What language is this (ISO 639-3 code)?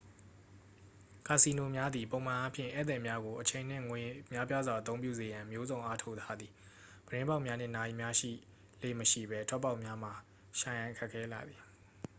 mya